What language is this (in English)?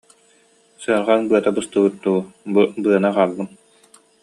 Yakut